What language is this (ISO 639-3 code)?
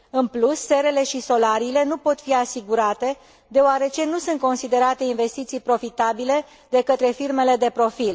ron